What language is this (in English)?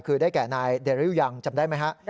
Thai